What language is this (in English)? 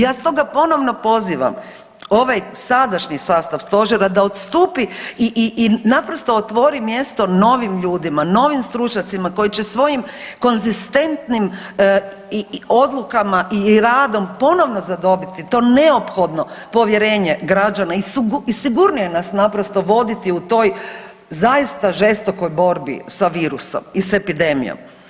Croatian